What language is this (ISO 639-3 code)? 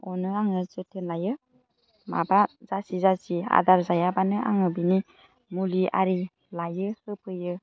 brx